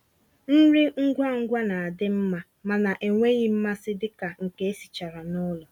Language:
Igbo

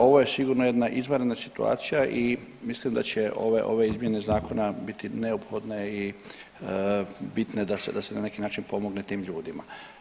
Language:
Croatian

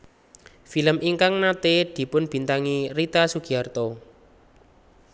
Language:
Javanese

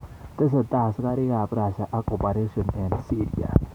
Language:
Kalenjin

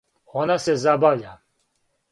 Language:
Serbian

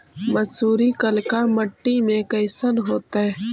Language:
Magahi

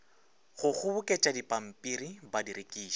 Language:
Northern Sotho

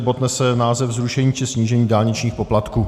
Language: Czech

